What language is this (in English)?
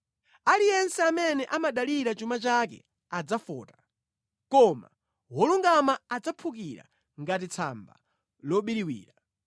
Nyanja